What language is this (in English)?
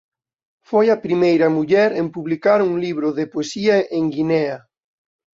Galician